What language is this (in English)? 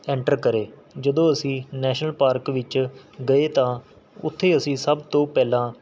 Punjabi